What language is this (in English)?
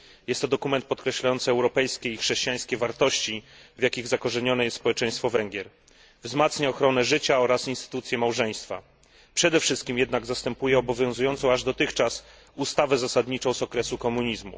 Polish